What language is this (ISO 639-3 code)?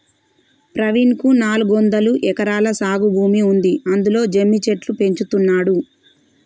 tel